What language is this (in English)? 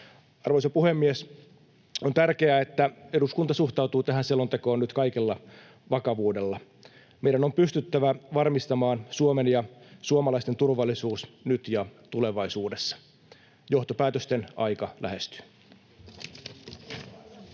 Finnish